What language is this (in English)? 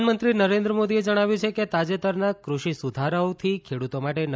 Gujarati